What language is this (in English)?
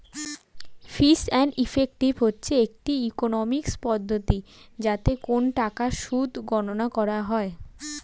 Bangla